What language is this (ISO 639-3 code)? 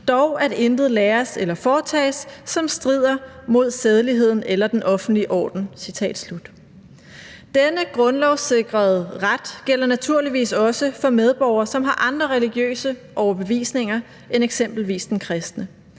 dan